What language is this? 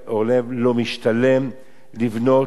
Hebrew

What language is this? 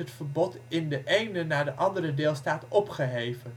Dutch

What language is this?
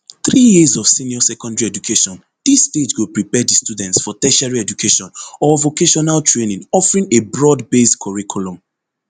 Nigerian Pidgin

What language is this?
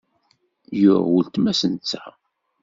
Kabyle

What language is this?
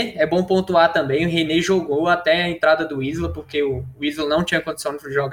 Portuguese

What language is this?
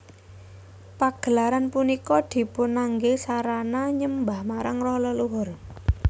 Javanese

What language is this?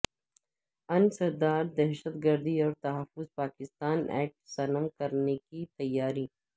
Urdu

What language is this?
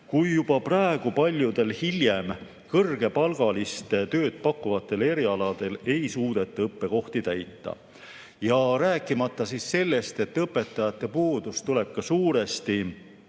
Estonian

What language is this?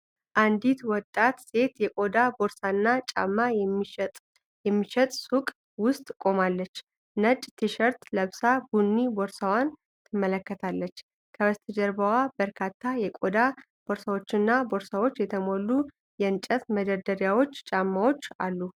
Amharic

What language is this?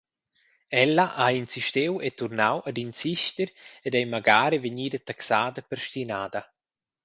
Romansh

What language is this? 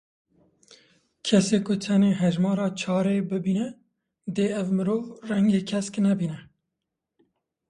Kurdish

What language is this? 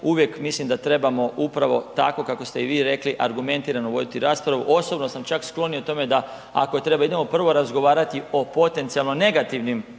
Croatian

